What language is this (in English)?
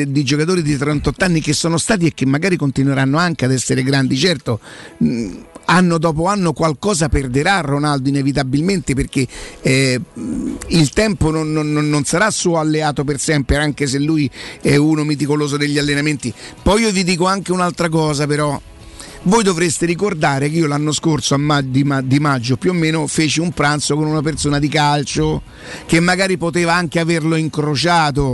Italian